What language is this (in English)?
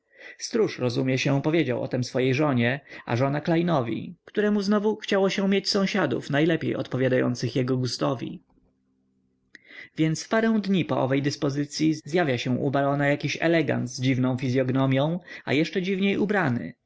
Polish